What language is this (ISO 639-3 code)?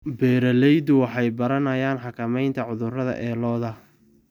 som